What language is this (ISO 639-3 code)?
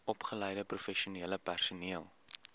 afr